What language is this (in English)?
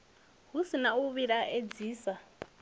Venda